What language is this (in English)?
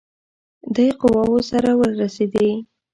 Pashto